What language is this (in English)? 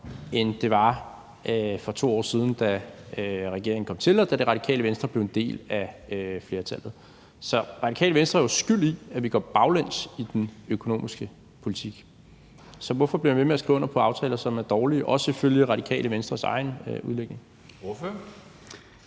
Danish